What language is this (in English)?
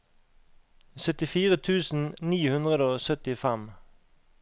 Norwegian